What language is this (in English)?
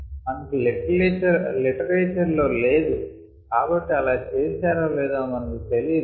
Telugu